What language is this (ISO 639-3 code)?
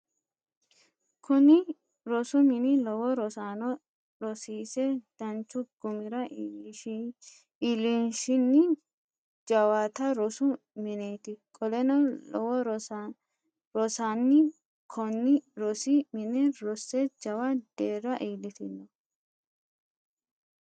sid